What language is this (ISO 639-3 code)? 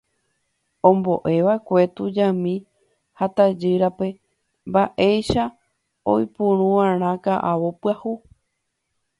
grn